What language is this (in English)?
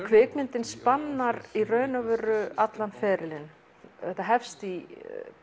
Icelandic